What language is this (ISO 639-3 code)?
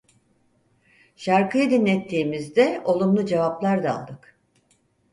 tur